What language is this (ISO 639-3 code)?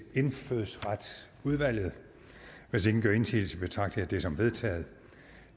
dan